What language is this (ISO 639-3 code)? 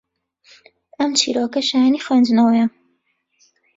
ckb